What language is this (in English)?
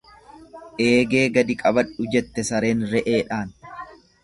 Oromo